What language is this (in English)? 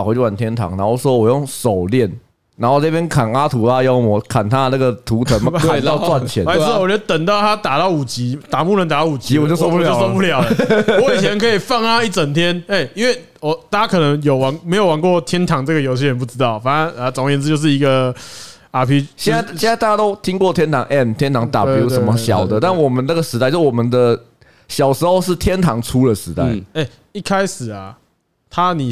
Chinese